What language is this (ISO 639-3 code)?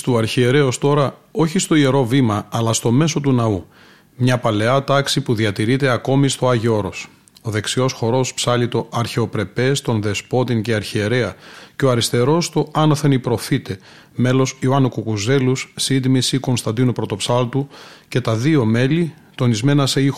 ell